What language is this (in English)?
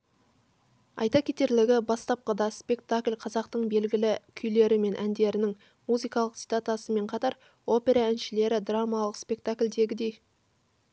Kazakh